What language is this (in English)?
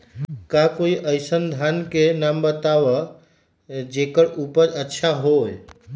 Magahi